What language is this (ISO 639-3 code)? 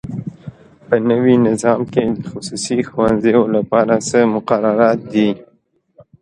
pus